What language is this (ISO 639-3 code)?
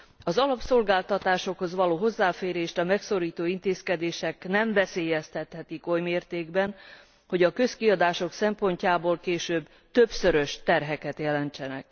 hun